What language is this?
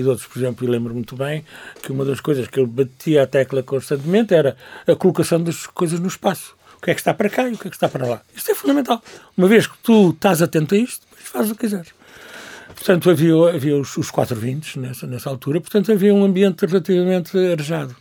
Portuguese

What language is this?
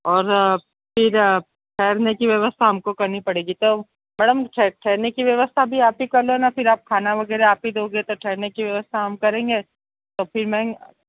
Hindi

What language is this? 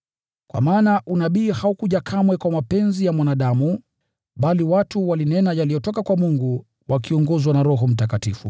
Swahili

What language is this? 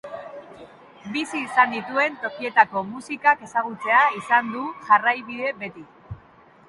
Basque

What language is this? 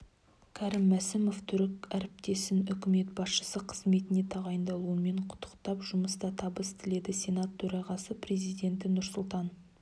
Kazakh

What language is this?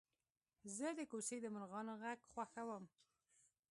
Pashto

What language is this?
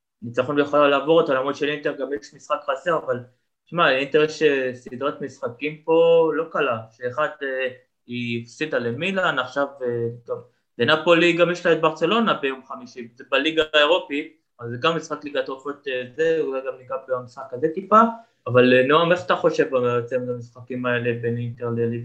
Hebrew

